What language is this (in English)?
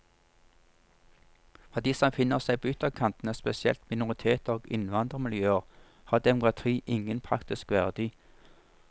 Norwegian